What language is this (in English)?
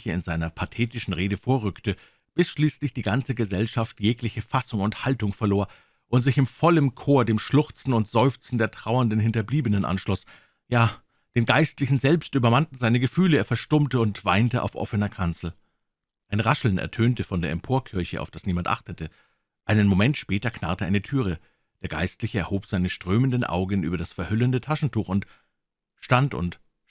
German